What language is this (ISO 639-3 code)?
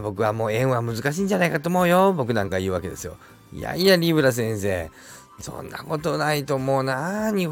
jpn